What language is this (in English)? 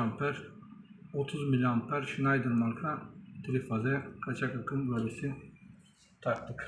Turkish